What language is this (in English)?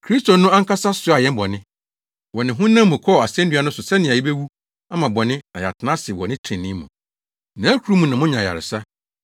Akan